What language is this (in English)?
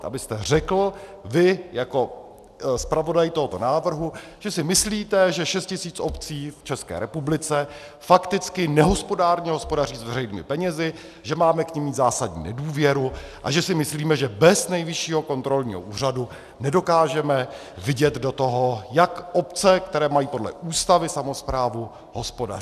Czech